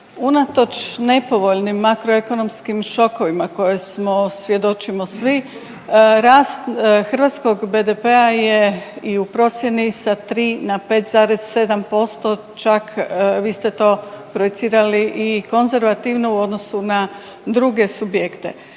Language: Croatian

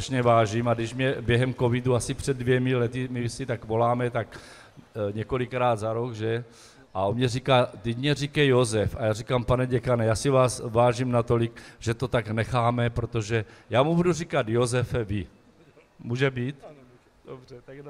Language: Czech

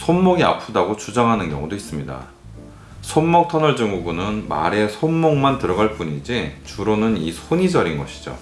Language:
Korean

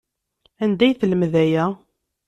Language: Kabyle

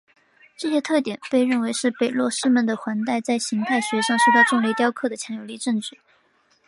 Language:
Chinese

